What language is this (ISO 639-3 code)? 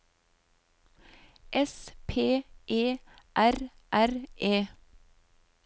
nor